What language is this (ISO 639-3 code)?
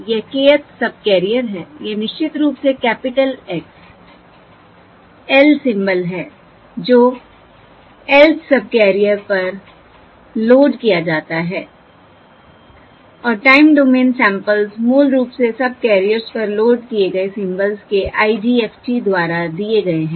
hin